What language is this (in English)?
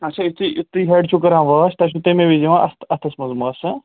Kashmiri